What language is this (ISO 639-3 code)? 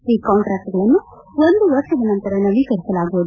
kan